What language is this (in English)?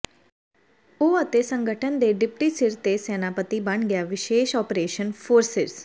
Punjabi